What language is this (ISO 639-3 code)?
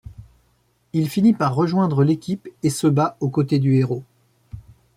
fra